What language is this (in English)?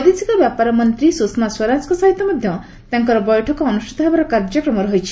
Odia